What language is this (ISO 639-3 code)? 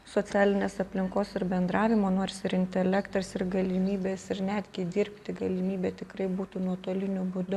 lit